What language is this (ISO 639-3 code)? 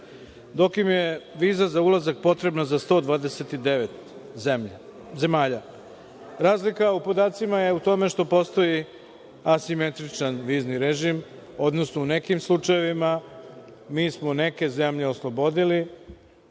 srp